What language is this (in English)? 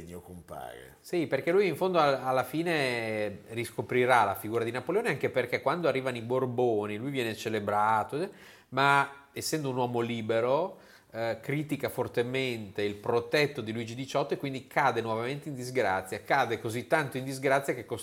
Italian